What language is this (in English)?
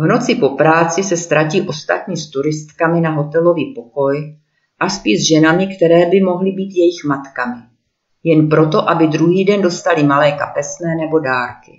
Czech